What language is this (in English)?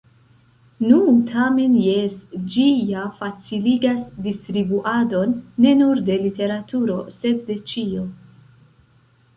Esperanto